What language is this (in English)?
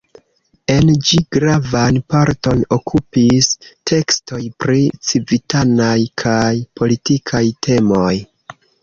Esperanto